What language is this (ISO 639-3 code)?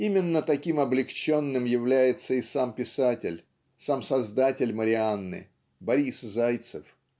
rus